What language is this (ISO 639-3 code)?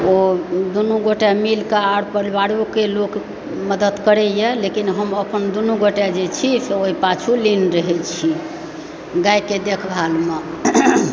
mai